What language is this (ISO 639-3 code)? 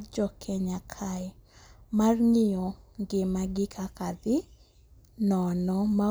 luo